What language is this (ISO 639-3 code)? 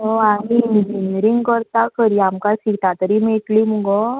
kok